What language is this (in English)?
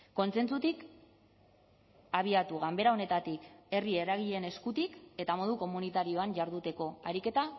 Basque